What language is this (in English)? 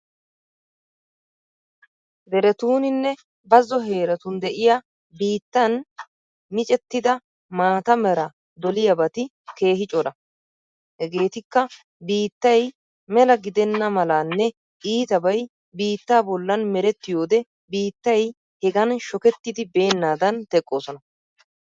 Wolaytta